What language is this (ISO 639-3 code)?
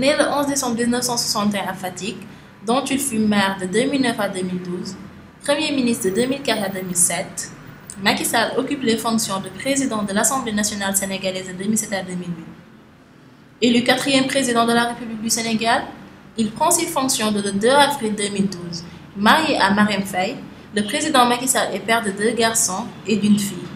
fra